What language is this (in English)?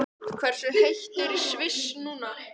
Icelandic